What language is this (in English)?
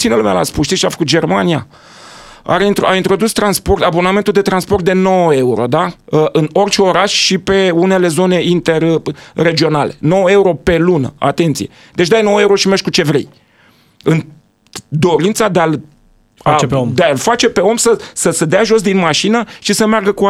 Romanian